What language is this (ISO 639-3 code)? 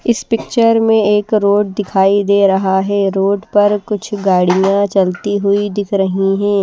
hin